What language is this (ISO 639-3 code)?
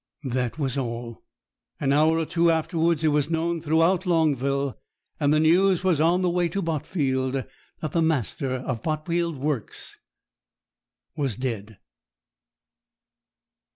eng